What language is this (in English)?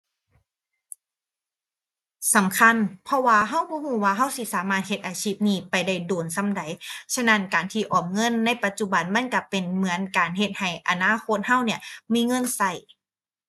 Thai